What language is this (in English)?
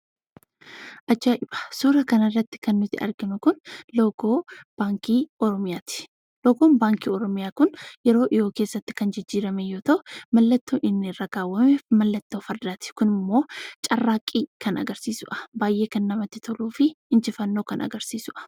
Oromo